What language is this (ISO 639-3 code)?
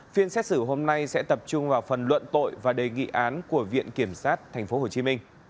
vie